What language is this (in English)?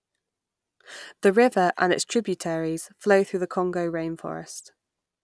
English